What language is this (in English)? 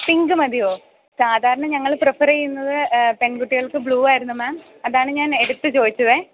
Malayalam